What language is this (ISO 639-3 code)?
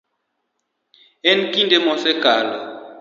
luo